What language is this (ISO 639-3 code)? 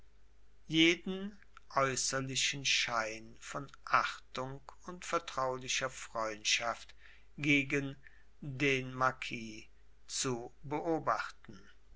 deu